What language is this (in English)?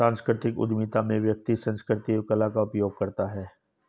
Hindi